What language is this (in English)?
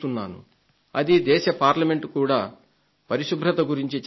Telugu